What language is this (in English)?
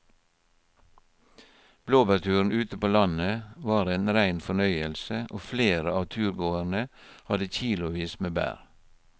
Norwegian